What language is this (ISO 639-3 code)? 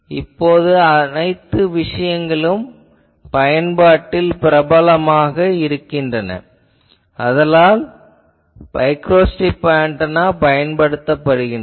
tam